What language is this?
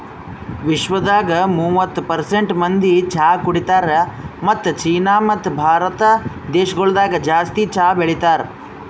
Kannada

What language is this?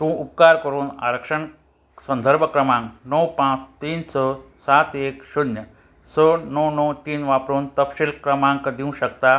Konkani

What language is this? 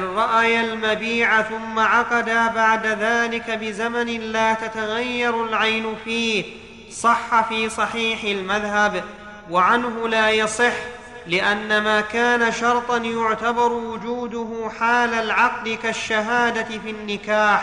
Arabic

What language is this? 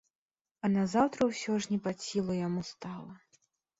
Belarusian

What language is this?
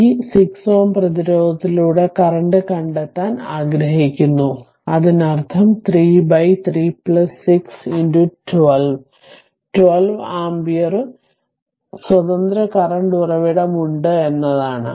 Malayalam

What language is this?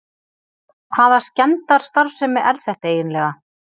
Icelandic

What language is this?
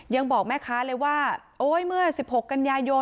Thai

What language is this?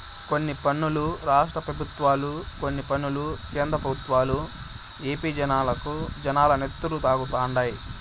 Telugu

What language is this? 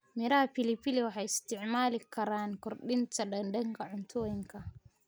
Somali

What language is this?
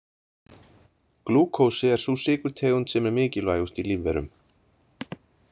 Icelandic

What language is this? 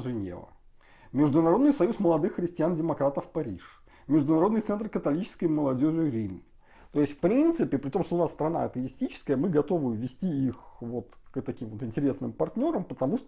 Russian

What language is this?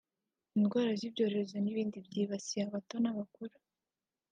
Kinyarwanda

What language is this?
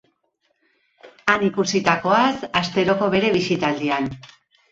Basque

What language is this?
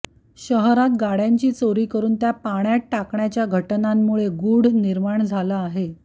Marathi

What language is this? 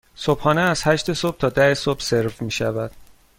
Persian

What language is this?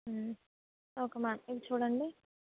Telugu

